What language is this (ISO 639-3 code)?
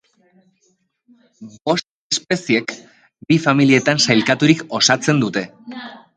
eus